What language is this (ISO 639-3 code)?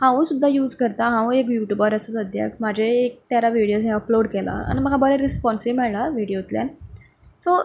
kok